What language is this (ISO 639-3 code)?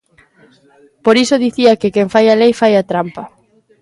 glg